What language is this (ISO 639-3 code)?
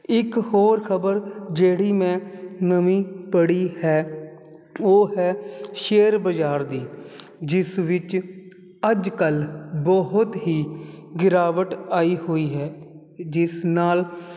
pan